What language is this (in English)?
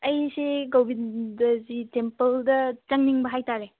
Manipuri